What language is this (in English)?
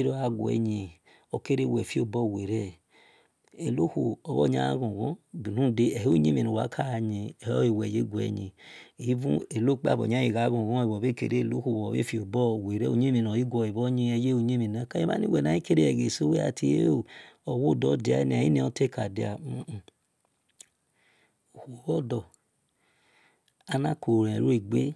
Esan